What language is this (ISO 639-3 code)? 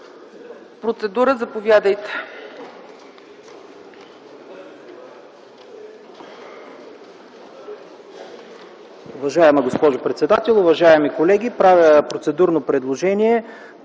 bul